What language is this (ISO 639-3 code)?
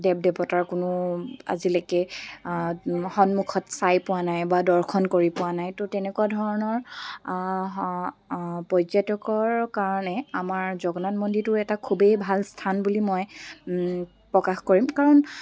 asm